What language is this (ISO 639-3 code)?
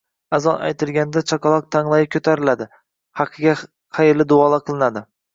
uzb